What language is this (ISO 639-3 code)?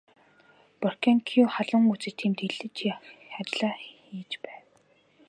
mon